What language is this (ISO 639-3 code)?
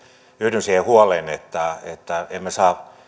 fin